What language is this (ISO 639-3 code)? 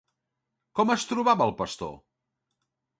cat